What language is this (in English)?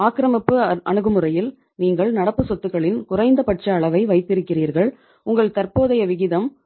Tamil